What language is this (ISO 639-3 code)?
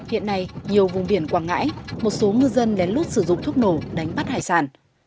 vie